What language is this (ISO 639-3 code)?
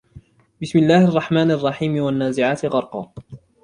ara